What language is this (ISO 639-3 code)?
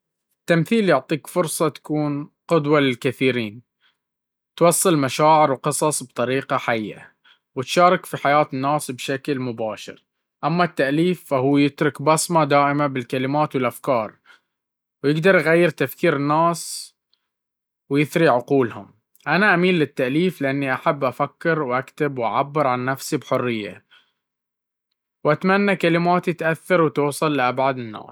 abv